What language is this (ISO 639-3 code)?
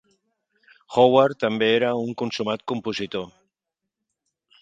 cat